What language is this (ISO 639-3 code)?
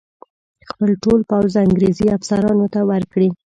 pus